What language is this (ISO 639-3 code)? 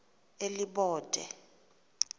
xho